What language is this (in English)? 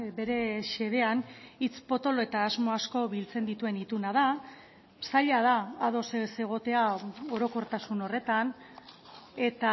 Basque